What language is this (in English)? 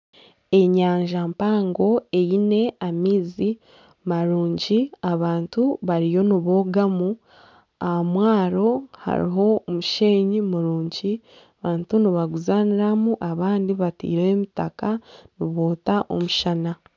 Nyankole